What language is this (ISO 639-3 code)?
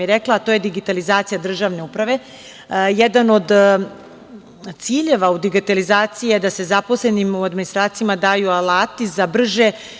srp